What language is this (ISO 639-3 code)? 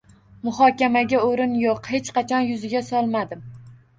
uzb